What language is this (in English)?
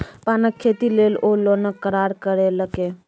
Maithili